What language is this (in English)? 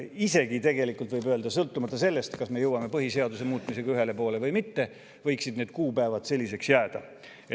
Estonian